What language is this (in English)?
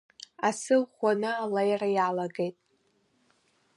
Abkhazian